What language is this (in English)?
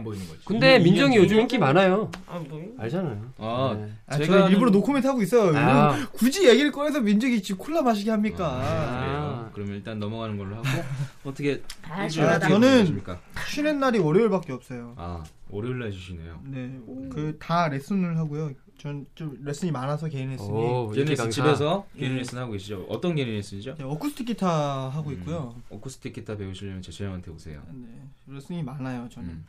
Korean